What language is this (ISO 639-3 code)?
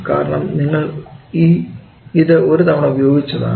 mal